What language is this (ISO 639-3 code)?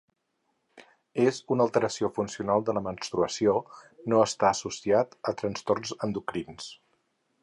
cat